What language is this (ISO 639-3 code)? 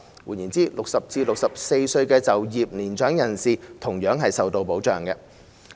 yue